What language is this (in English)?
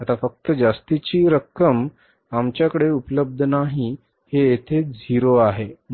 Marathi